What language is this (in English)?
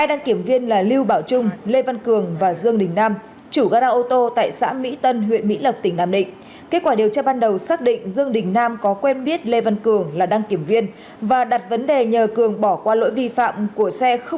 Vietnamese